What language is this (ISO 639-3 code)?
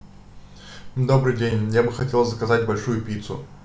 rus